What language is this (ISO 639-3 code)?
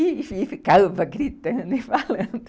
por